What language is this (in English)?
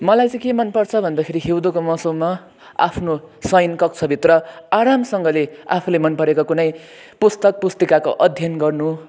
Nepali